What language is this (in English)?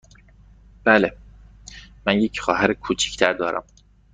Persian